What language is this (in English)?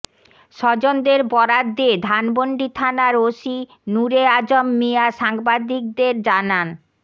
Bangla